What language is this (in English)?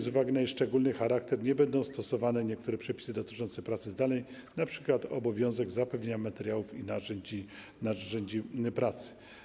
Polish